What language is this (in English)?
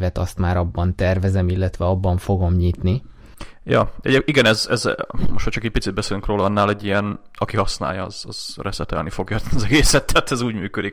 Hungarian